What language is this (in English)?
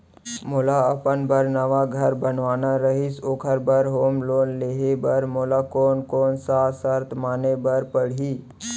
Chhattisgarhi